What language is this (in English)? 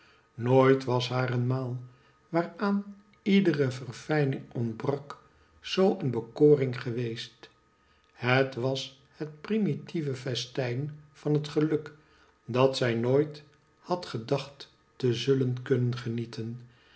Dutch